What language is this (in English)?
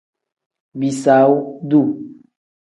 Tem